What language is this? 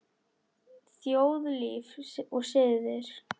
Icelandic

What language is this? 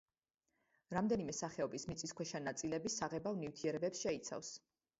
Georgian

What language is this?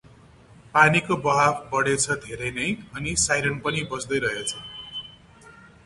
Nepali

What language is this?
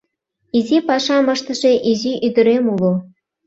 Mari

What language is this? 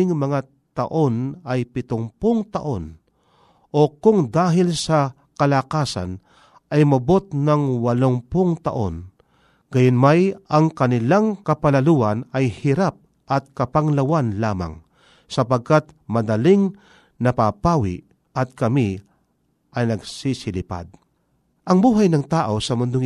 Filipino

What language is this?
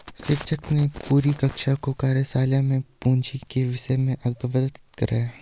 Hindi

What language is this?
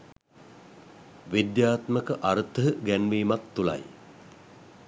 Sinhala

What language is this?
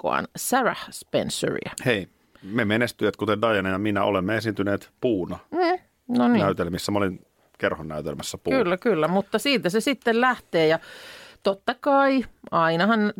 Finnish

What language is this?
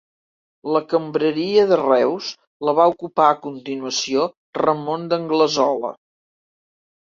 Catalan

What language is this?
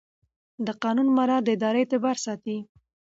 Pashto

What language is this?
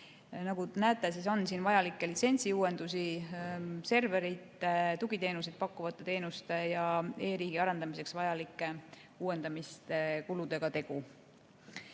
Estonian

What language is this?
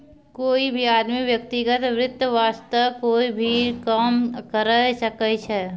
Maithili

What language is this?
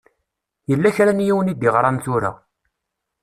Kabyle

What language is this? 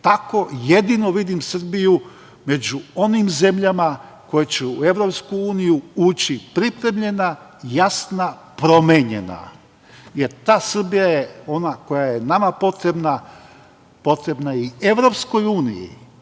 Serbian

